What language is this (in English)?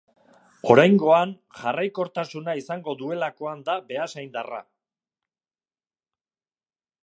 Basque